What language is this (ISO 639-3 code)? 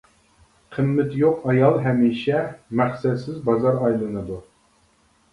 uig